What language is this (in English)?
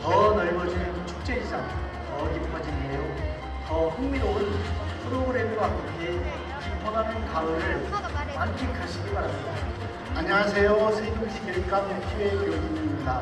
Korean